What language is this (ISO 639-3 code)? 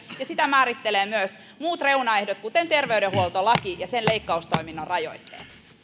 fin